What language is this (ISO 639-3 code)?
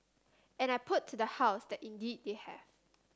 eng